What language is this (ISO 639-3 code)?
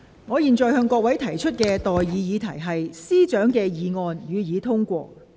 yue